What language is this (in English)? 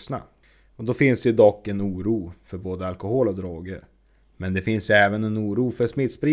Swedish